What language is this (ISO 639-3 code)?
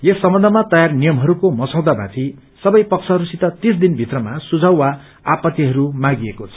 nep